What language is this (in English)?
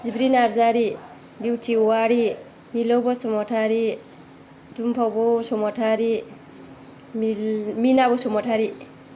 Bodo